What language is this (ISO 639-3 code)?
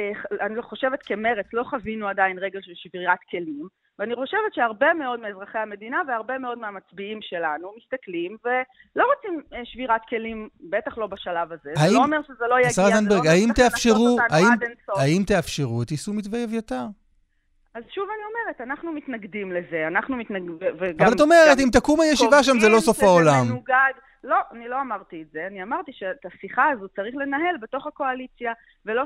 heb